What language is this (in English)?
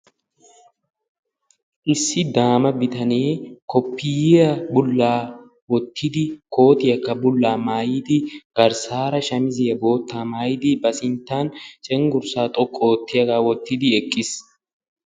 Wolaytta